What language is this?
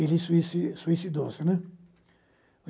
Portuguese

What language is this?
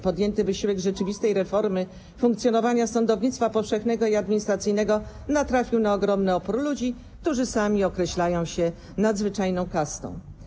Polish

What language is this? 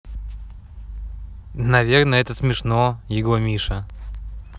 Russian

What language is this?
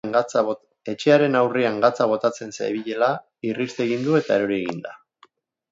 Basque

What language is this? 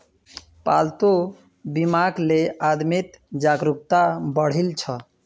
Magahi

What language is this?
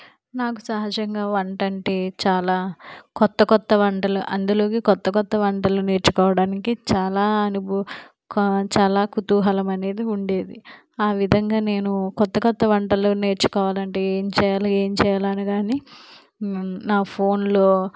Telugu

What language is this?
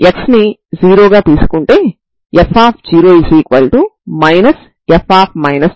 Telugu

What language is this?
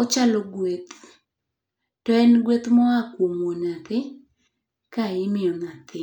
Luo (Kenya and Tanzania)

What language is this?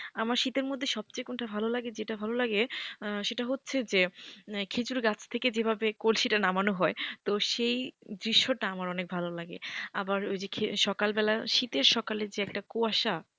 Bangla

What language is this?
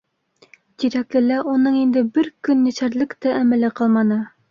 Bashkir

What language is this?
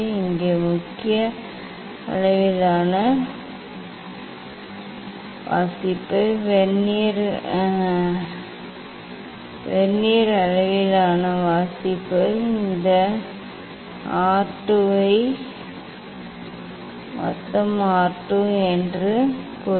Tamil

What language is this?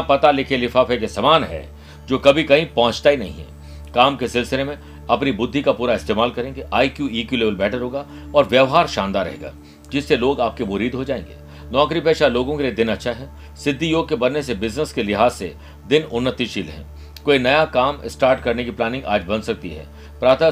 Hindi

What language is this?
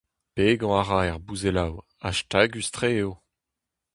Breton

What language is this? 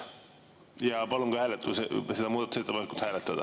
Estonian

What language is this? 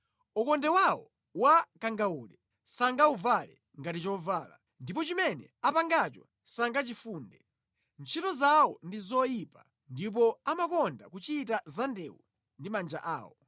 Nyanja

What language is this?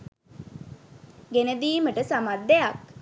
Sinhala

